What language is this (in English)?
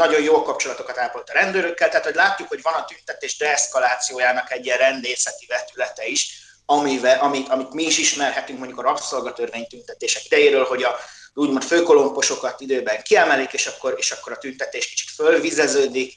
Hungarian